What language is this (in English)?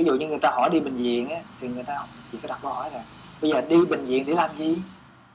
Vietnamese